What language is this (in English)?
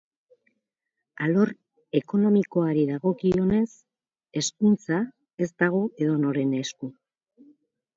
Basque